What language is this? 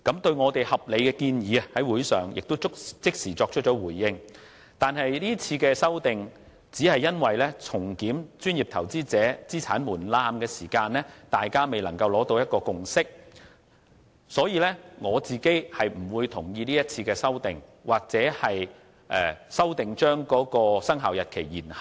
Cantonese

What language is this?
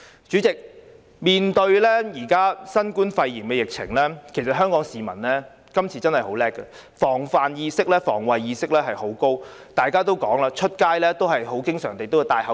Cantonese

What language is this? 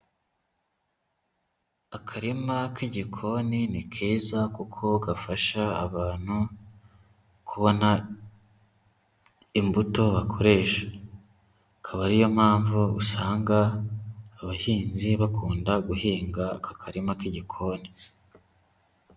Kinyarwanda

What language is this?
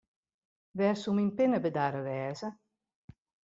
Western Frisian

